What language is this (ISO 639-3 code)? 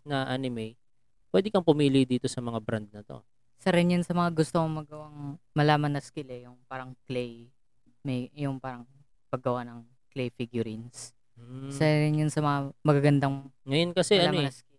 fil